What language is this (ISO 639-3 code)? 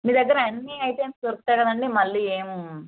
tel